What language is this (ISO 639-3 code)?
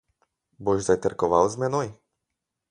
slv